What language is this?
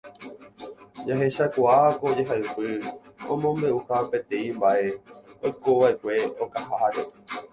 Guarani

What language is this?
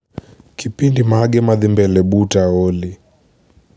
Luo (Kenya and Tanzania)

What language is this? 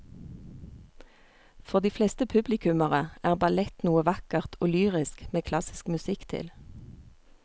Norwegian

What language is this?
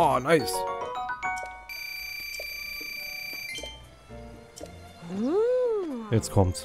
German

